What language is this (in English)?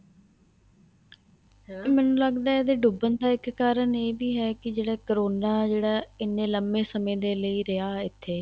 Punjabi